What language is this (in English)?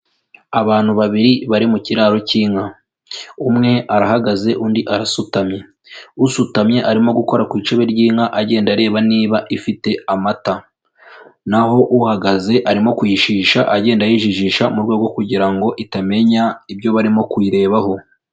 Kinyarwanda